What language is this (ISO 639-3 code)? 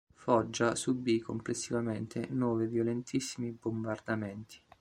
ita